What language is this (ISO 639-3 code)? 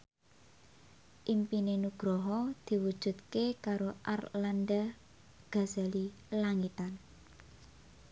jav